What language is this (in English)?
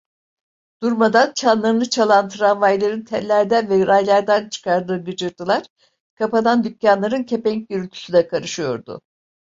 Turkish